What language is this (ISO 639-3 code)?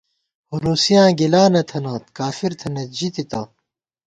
gwt